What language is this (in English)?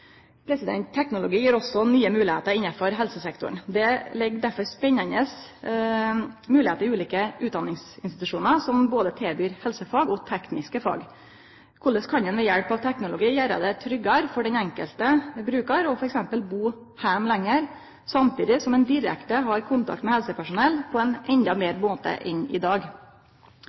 Norwegian Nynorsk